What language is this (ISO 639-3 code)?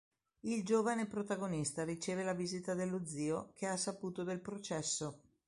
ita